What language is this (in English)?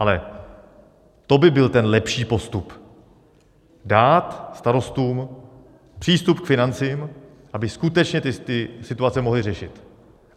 Czech